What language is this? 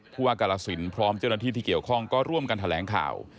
Thai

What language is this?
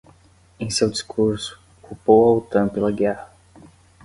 Portuguese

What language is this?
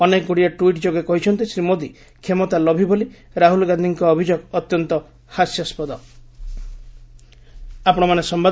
Odia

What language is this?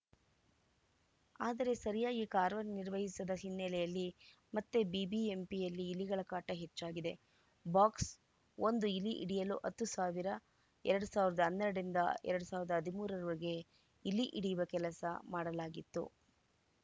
Kannada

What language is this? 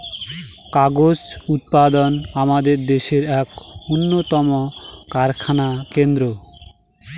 Bangla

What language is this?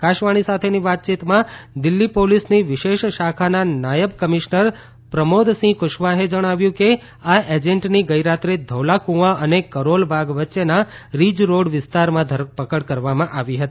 Gujarati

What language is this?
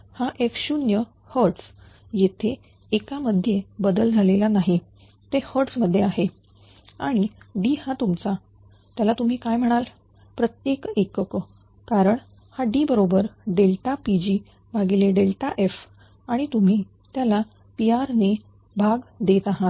Marathi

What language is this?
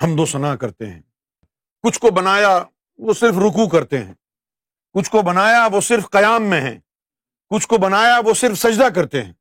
Urdu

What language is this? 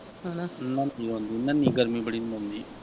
Punjabi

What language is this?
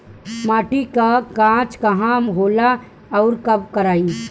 Bhojpuri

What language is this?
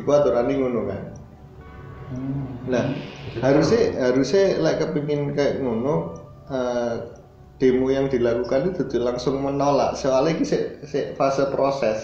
Indonesian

